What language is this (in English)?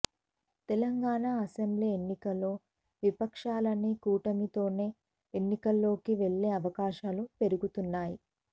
Telugu